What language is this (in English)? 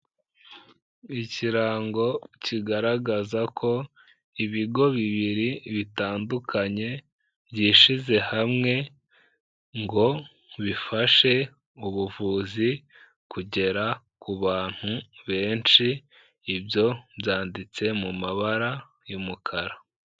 Kinyarwanda